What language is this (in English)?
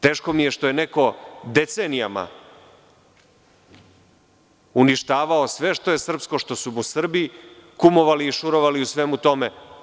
Serbian